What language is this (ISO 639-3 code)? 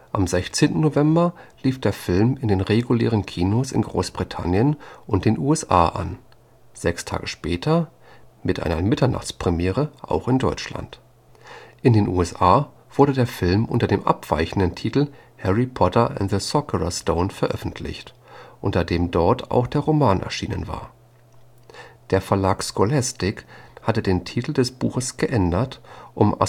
deu